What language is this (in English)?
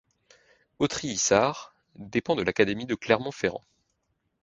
French